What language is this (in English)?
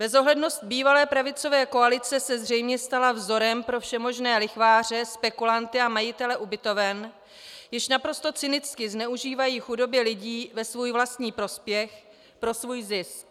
Czech